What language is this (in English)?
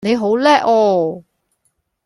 Cantonese